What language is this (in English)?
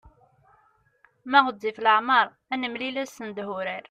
Kabyle